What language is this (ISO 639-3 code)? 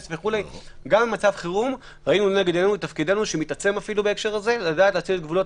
heb